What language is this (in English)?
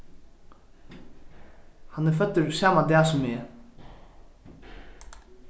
Faroese